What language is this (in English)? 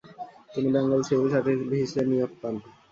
Bangla